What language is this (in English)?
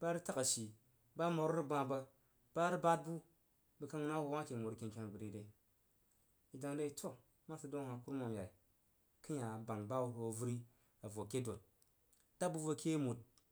Jiba